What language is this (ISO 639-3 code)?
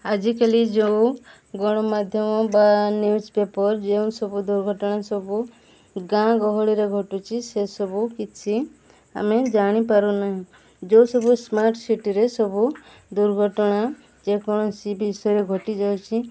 ori